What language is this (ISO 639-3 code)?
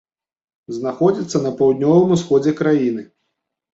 bel